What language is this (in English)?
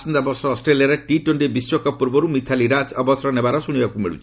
Odia